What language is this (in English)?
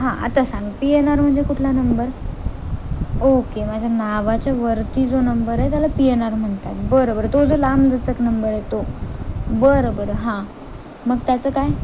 Marathi